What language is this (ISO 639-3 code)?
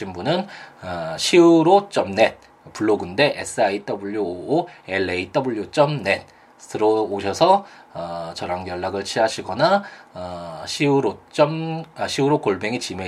kor